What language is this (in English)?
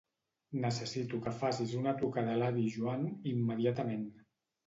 Catalan